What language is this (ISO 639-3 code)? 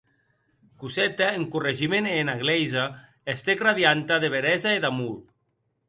oci